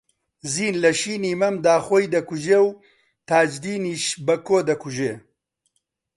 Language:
Central Kurdish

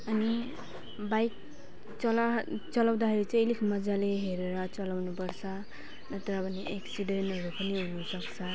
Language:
Nepali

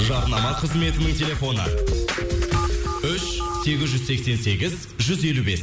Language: Kazakh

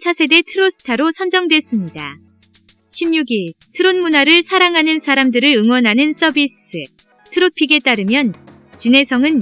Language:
Korean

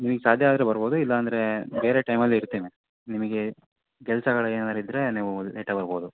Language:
Kannada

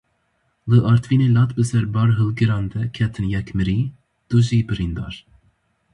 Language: Kurdish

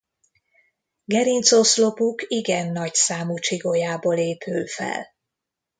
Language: Hungarian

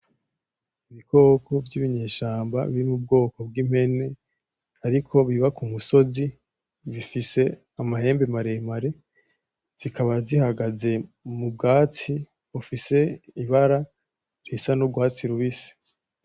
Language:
Rundi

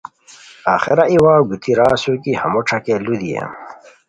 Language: Khowar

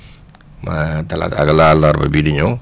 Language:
Wolof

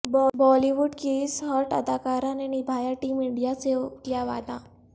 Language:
Urdu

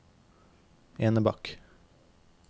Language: Norwegian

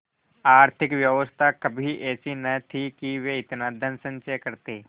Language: Hindi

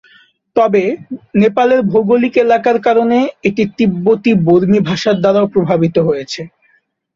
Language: Bangla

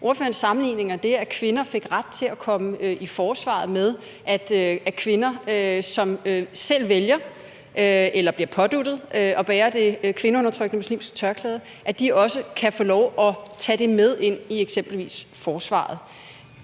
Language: Danish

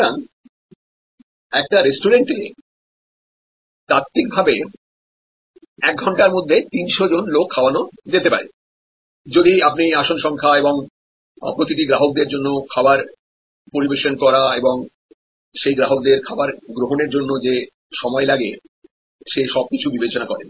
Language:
Bangla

